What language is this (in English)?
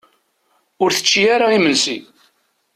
Kabyle